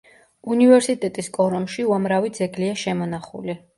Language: Georgian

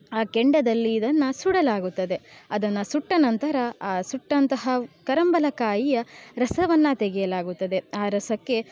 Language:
Kannada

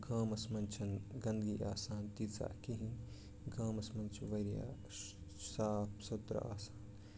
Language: Kashmiri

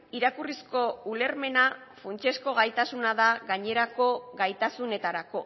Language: Basque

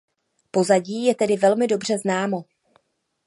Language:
Czech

